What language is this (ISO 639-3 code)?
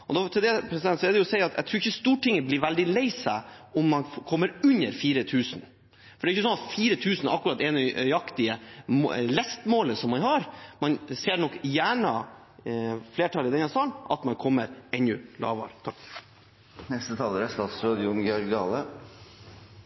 nor